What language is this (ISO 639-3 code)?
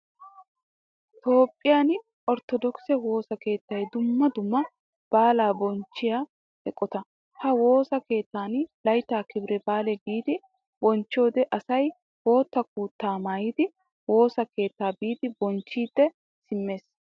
wal